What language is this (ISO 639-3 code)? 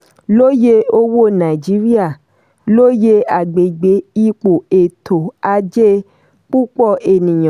yor